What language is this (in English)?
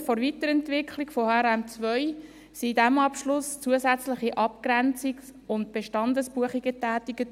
Swiss German